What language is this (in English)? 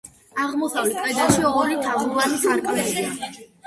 Georgian